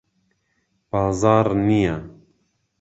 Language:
Central Kurdish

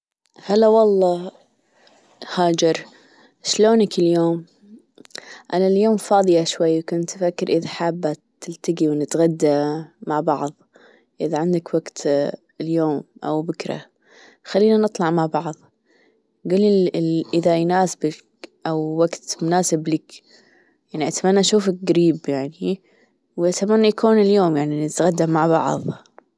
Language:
Gulf Arabic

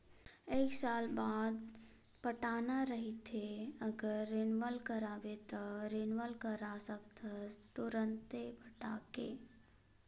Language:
Chhattisgarhi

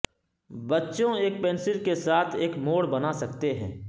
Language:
Urdu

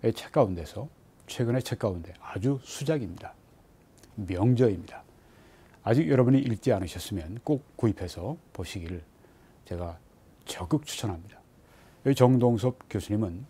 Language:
Korean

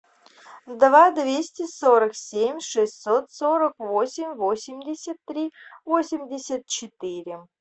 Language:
Russian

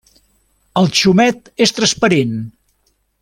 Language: Catalan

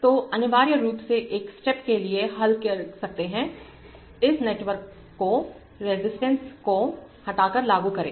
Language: Hindi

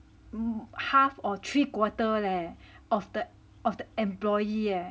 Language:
English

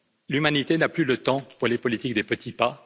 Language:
French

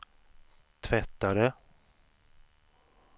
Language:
Swedish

